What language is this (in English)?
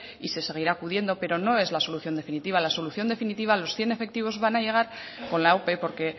Spanish